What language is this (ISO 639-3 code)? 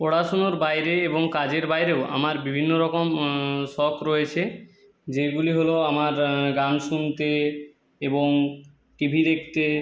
ben